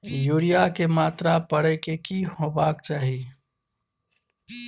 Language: Maithili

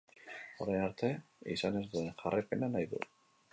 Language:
Basque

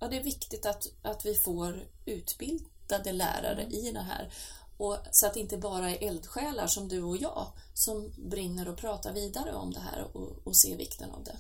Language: Swedish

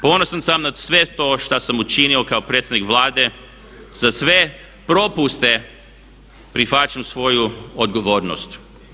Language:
Croatian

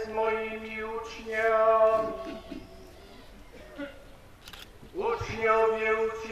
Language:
Polish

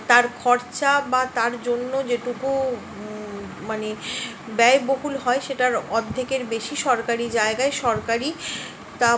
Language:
Bangla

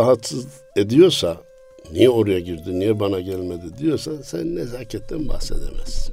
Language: Turkish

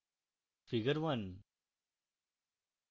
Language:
Bangla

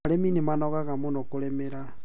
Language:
Kikuyu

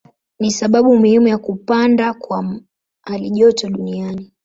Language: Swahili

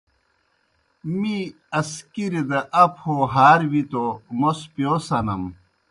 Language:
Kohistani Shina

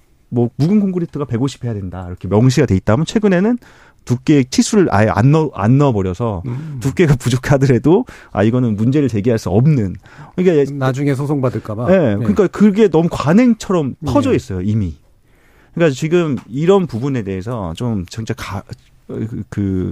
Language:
Korean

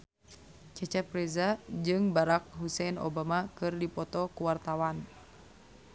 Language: Sundanese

